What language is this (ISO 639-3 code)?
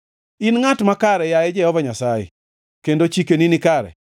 luo